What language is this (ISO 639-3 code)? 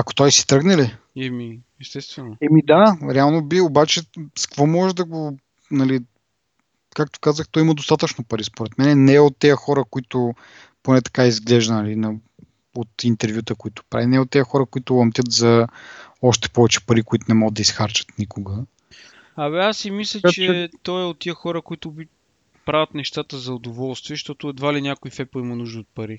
bul